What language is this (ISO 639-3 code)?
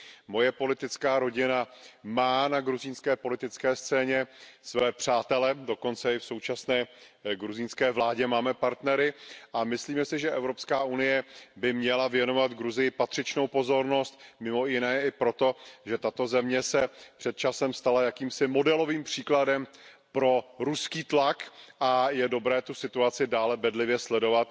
ces